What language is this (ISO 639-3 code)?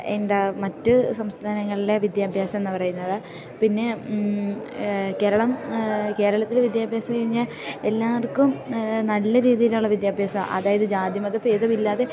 mal